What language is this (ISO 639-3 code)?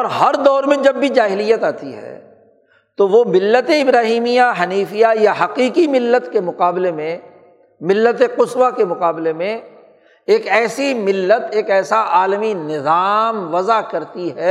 urd